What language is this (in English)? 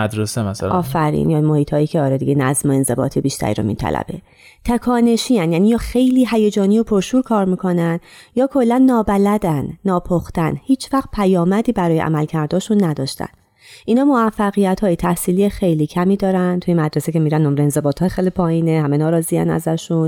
Persian